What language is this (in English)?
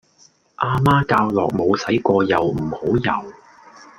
Cantonese